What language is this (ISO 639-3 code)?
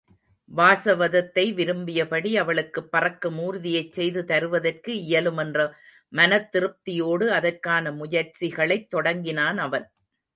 tam